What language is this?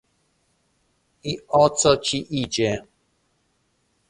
Polish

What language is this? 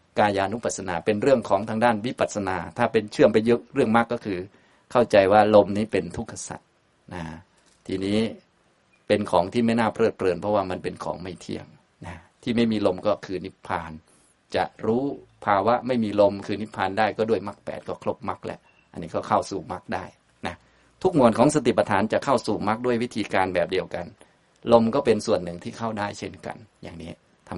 Thai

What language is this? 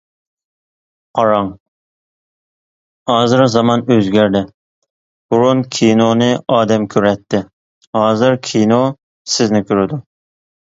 Uyghur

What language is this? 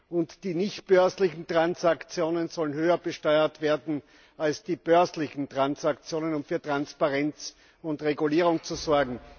German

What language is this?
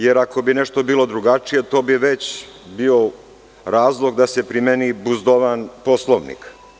Serbian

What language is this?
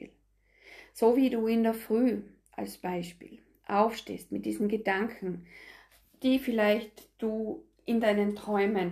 German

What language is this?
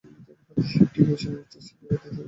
Bangla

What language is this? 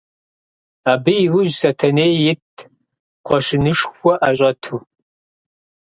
Kabardian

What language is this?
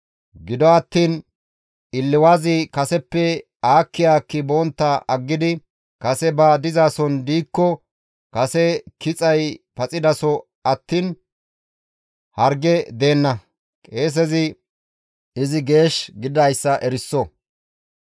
Gamo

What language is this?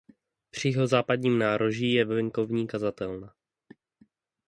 Czech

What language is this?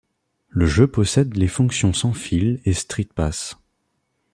French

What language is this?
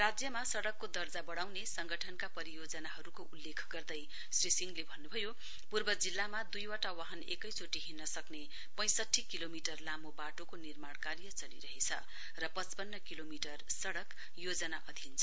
Nepali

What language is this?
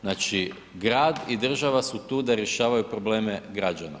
Croatian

